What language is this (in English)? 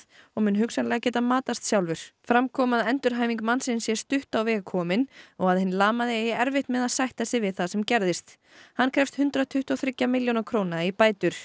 Icelandic